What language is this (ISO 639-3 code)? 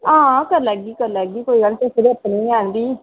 doi